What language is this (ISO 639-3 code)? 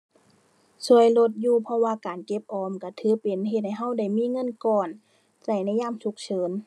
tha